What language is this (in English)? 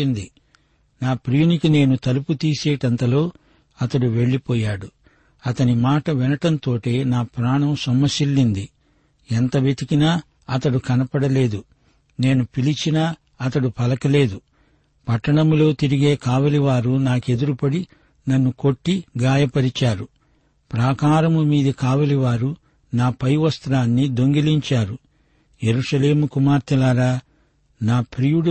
Telugu